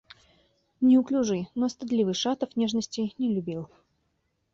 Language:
Russian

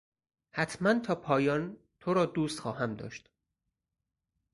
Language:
Persian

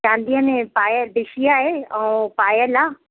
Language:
Sindhi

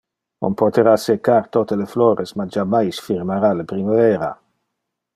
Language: Interlingua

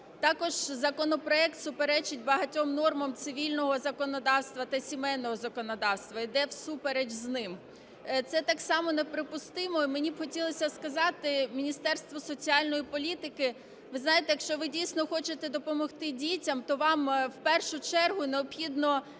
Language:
Ukrainian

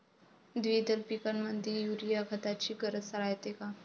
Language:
Marathi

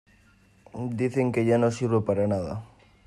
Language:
Spanish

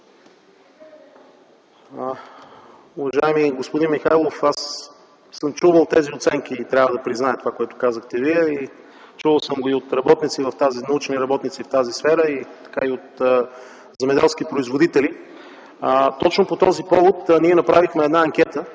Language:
Bulgarian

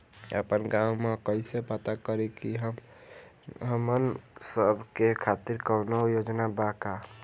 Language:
Bhojpuri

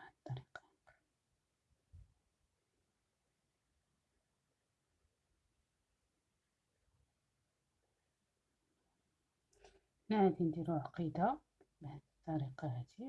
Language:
Arabic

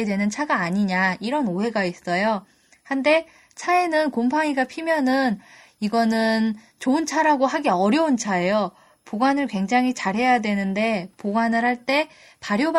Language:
Korean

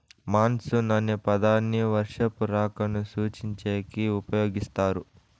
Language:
Telugu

